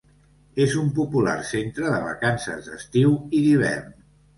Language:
Catalan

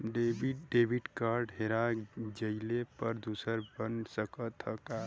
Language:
Bhojpuri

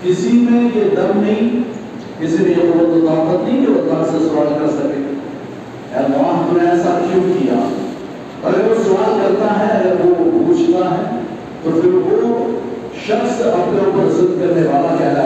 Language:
Urdu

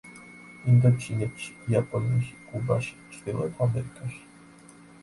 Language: Georgian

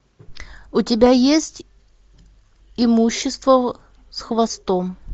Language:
Russian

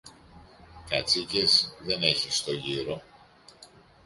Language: Greek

